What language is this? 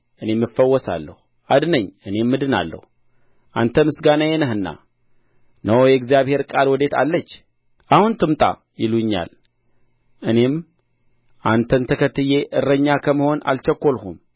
Amharic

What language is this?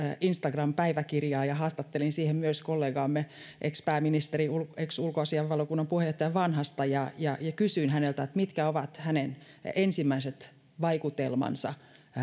Finnish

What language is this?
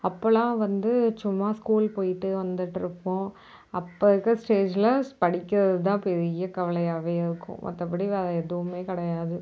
Tamil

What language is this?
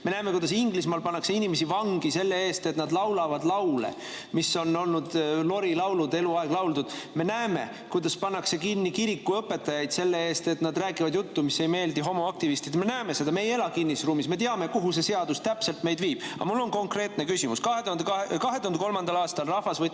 Estonian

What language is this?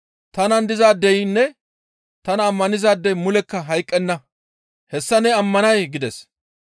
Gamo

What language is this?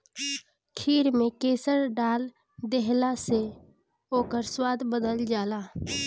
Bhojpuri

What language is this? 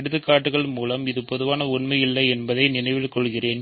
Tamil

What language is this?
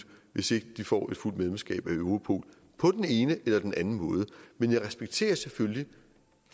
Danish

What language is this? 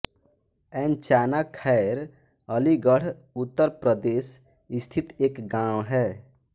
Hindi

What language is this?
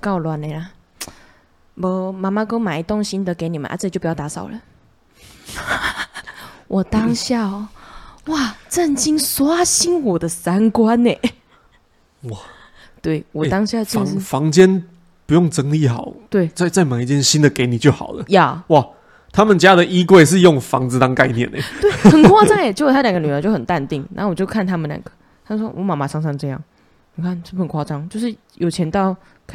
Chinese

